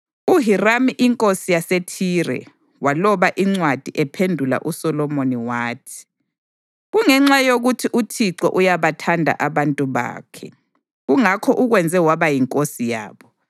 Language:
North Ndebele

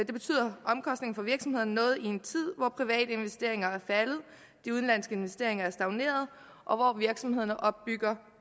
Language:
Danish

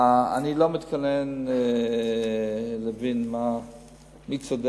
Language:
Hebrew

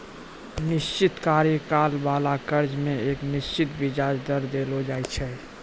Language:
Maithili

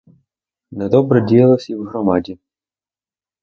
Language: Ukrainian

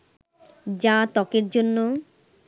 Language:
Bangla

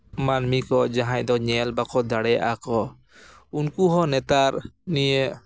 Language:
Santali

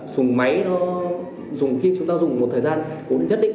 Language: Vietnamese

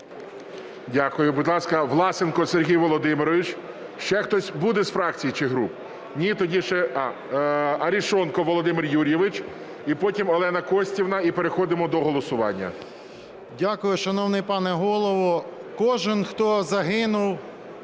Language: Ukrainian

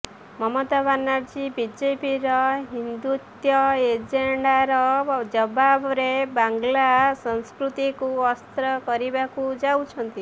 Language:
Odia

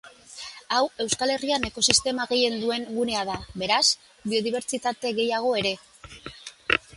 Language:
Basque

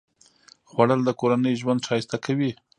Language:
Pashto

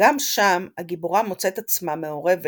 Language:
Hebrew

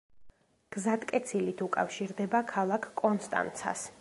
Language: Georgian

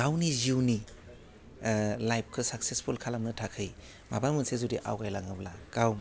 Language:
Bodo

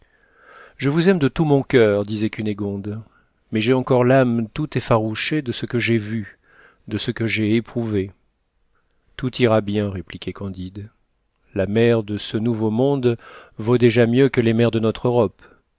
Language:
French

